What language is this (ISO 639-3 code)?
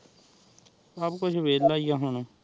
pan